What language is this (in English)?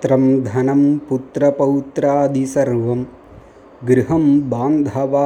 Tamil